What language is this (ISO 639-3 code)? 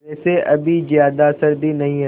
hin